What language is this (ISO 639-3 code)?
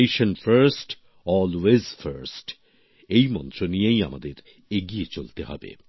ben